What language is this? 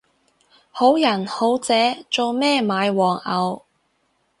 Cantonese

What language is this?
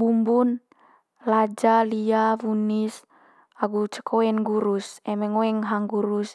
Manggarai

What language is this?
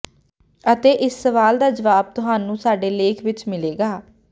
Punjabi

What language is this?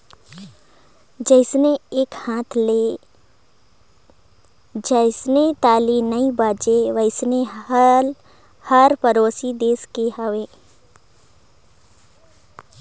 Chhattisgarhi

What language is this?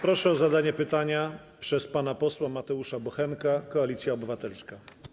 Polish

